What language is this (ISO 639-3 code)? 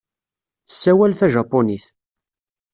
kab